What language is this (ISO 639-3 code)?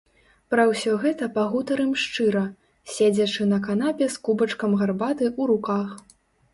bel